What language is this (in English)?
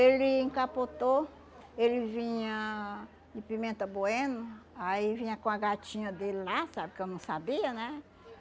Portuguese